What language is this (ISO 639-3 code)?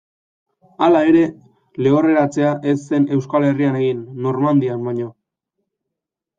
eus